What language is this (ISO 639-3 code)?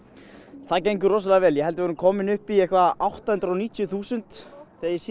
isl